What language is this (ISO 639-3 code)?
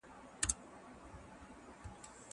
pus